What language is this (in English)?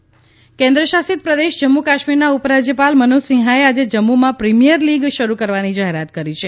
Gujarati